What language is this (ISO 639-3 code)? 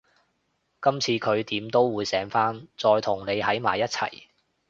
yue